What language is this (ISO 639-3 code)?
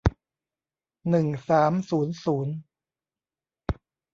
tha